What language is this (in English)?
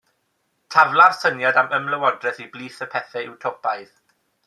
Welsh